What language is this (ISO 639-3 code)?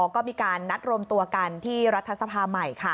tha